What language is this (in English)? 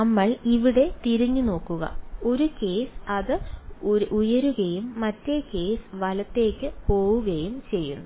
Malayalam